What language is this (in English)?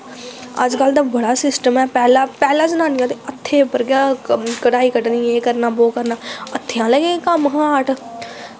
Dogri